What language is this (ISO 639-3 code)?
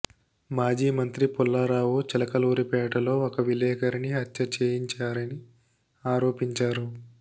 tel